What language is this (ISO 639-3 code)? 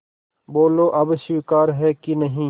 hin